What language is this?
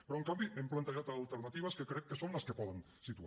Catalan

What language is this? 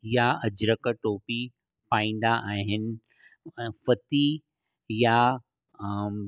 Sindhi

